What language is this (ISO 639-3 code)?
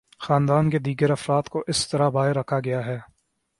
urd